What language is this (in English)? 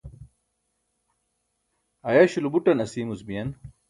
Burushaski